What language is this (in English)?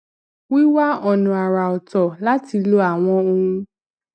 Yoruba